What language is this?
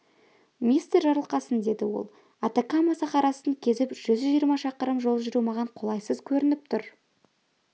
Kazakh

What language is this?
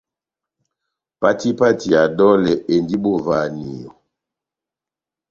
Batanga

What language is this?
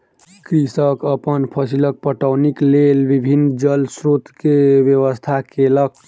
Maithili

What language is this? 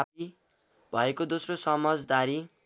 Nepali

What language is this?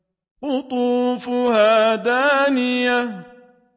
Arabic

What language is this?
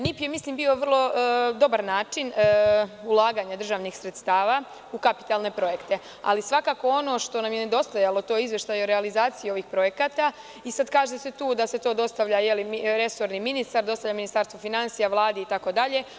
Serbian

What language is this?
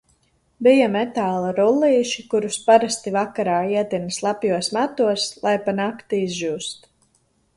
Latvian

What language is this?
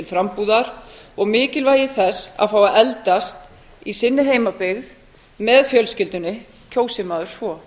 Icelandic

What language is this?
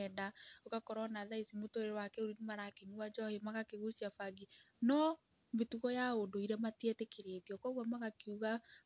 Kikuyu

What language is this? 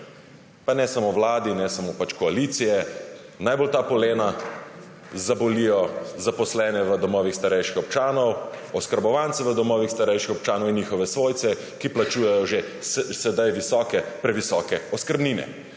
Slovenian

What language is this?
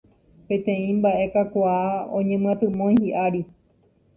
Guarani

